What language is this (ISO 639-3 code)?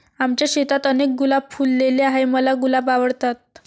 mar